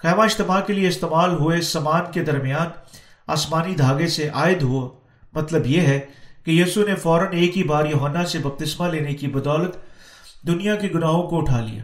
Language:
Urdu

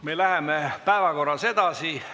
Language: Estonian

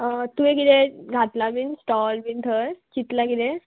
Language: Konkani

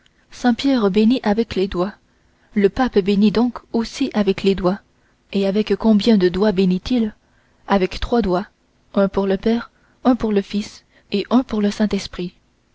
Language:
French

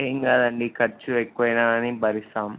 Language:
Telugu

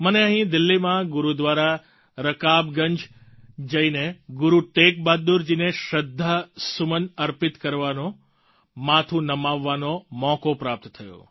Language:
Gujarati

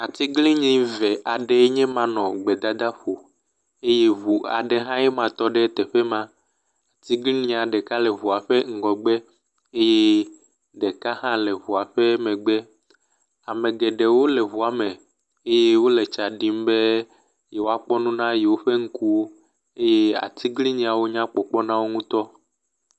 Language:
Ewe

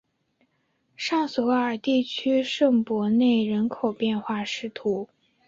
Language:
Chinese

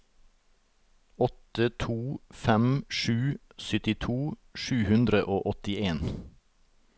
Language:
Norwegian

